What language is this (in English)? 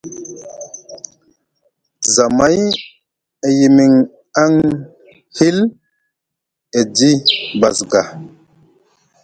Musgu